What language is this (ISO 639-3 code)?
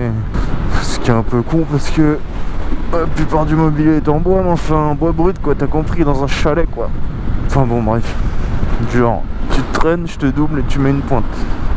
fra